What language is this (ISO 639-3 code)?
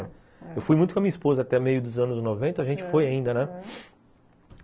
por